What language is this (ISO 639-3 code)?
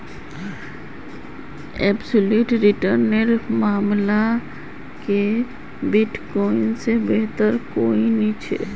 mag